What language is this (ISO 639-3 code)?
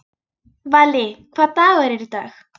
isl